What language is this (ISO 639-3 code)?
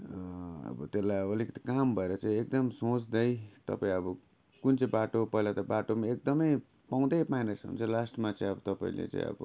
nep